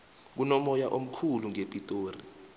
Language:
South Ndebele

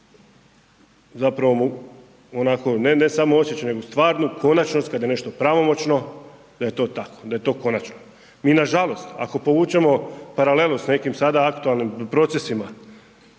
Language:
Croatian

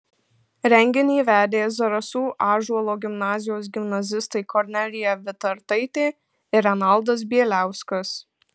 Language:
Lithuanian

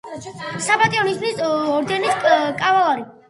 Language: Georgian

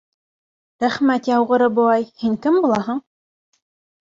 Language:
Bashkir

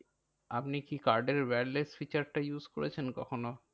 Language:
Bangla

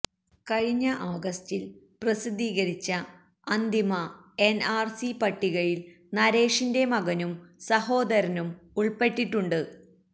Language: Malayalam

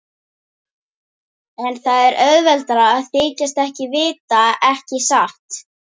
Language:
Icelandic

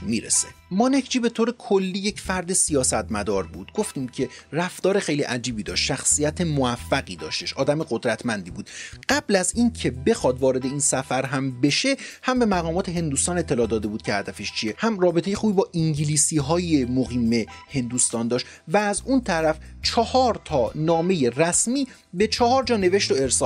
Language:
Persian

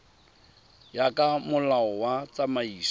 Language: Tswana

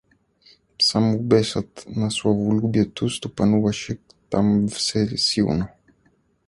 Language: Bulgarian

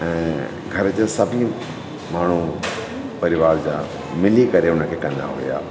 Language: Sindhi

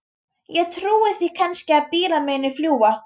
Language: Icelandic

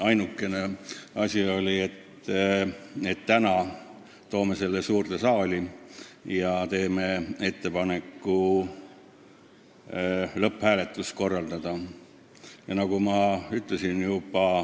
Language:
Estonian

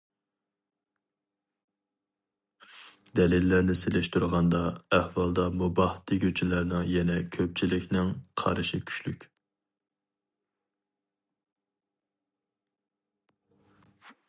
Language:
Uyghur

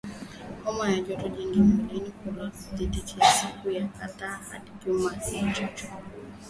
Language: Swahili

